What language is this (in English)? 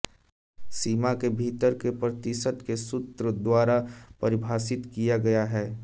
Hindi